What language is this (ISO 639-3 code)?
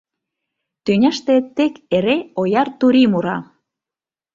chm